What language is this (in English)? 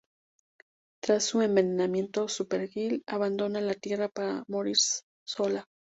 Spanish